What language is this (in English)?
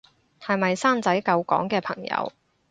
Cantonese